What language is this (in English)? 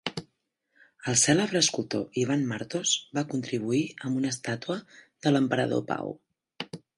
Catalan